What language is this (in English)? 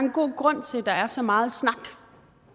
Danish